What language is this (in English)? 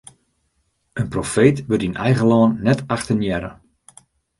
Western Frisian